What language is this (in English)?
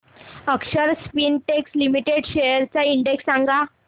Marathi